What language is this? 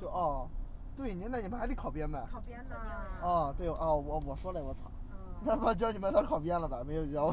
Chinese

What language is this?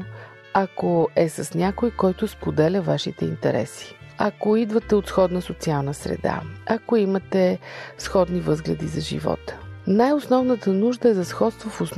Bulgarian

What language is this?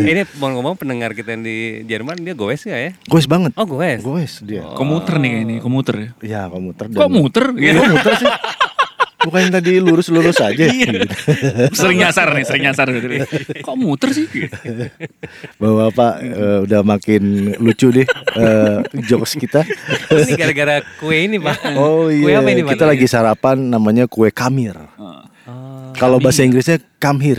Indonesian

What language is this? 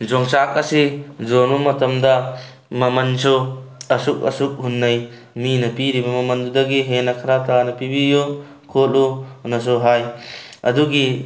Manipuri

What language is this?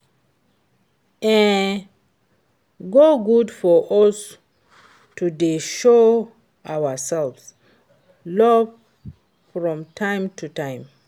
Nigerian Pidgin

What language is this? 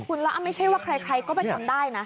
Thai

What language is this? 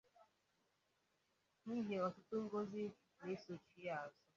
Igbo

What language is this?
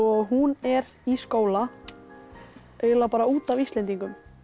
Icelandic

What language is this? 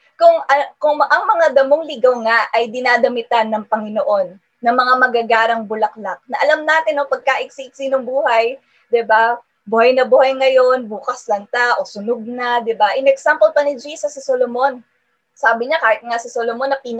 Filipino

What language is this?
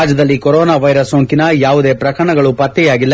Kannada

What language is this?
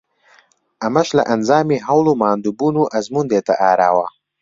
Central Kurdish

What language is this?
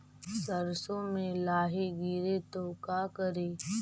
Magahi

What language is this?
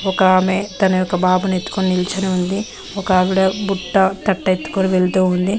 Telugu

